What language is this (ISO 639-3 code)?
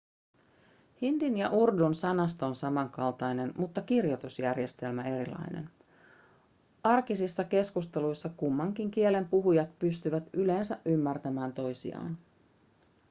fin